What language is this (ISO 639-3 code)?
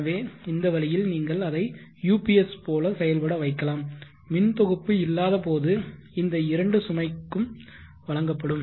tam